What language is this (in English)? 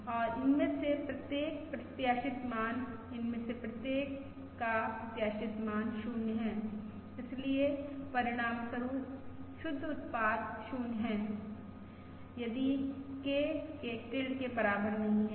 Hindi